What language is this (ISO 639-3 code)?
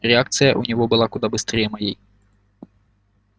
rus